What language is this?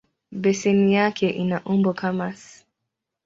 Swahili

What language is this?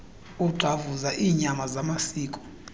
Xhosa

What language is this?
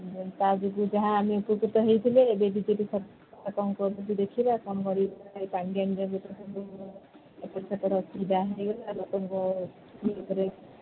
Odia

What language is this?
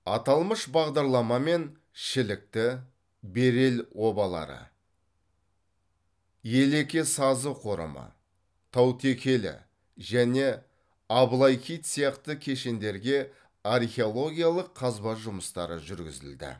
Kazakh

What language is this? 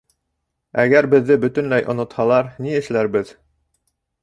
Bashkir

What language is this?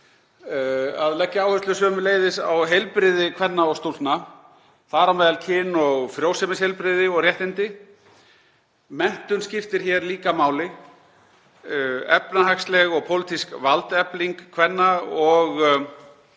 Icelandic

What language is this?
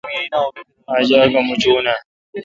Kalkoti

